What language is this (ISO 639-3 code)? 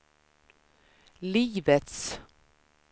swe